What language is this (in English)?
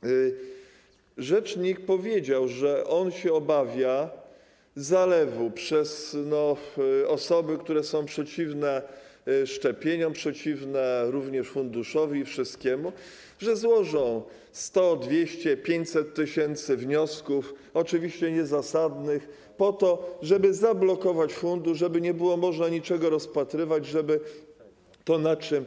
Polish